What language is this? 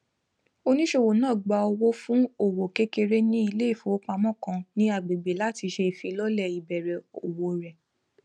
Yoruba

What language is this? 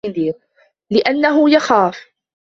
Arabic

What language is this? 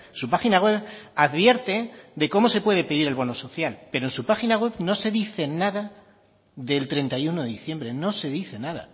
Spanish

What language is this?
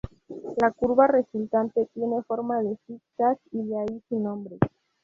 Spanish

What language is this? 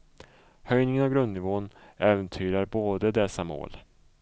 Swedish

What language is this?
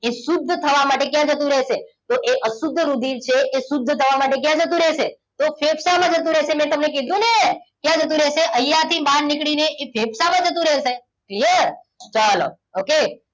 Gujarati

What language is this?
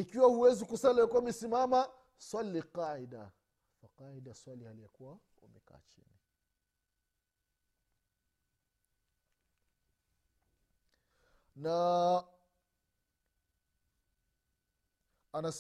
Swahili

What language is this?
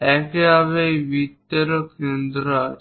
Bangla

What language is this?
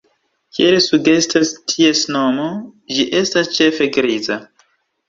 Esperanto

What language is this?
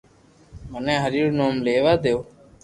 Loarki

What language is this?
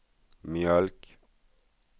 Swedish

